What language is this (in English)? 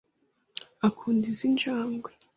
Kinyarwanda